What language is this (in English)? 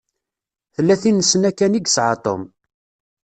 Kabyle